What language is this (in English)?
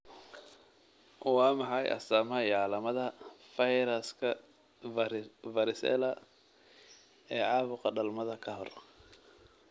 Somali